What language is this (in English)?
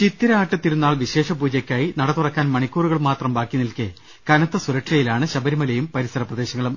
Malayalam